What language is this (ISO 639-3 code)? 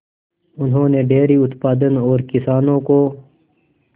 hin